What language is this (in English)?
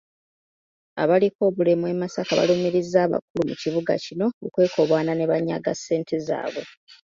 Ganda